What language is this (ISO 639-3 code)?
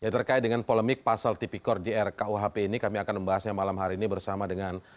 ind